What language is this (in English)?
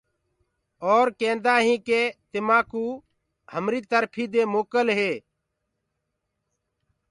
Gurgula